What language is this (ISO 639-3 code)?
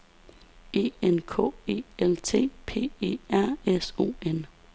dan